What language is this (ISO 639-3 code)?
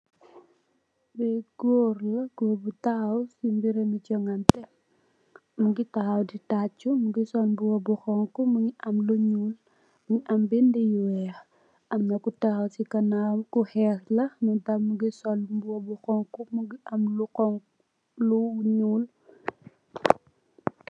wol